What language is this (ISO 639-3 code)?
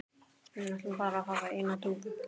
isl